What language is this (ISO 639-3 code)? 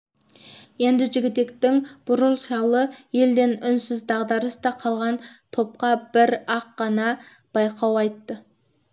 kaz